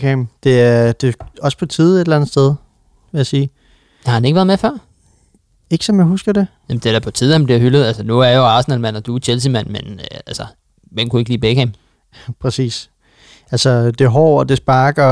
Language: Danish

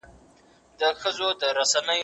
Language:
Pashto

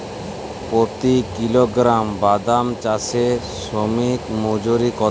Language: Bangla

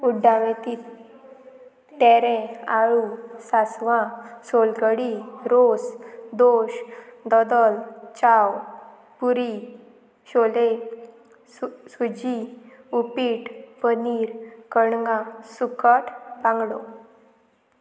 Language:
Konkani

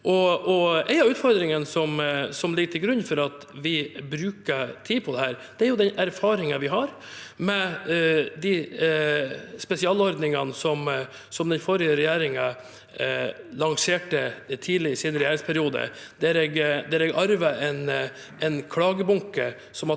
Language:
Norwegian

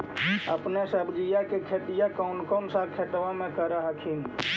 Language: Magahi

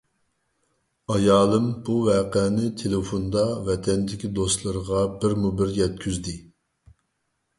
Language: Uyghur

